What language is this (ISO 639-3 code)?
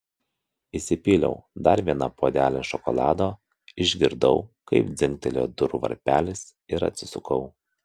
lit